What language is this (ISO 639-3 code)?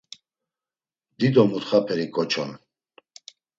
lzz